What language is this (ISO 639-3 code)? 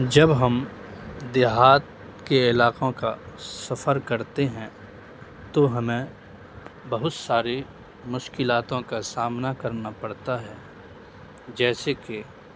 urd